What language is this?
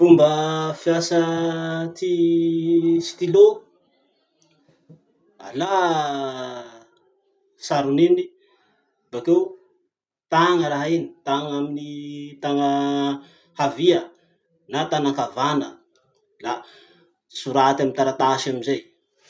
Masikoro Malagasy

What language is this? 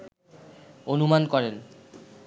Bangla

